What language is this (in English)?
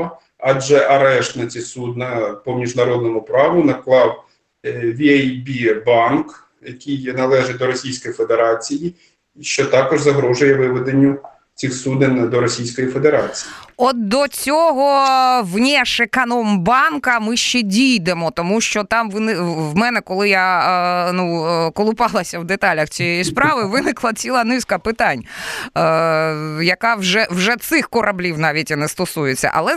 Ukrainian